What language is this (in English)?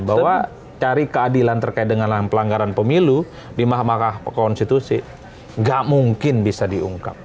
Indonesian